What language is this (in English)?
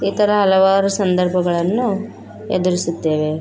Kannada